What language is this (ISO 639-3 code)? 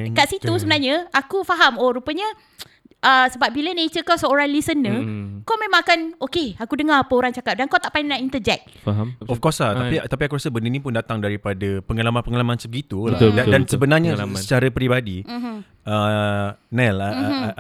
msa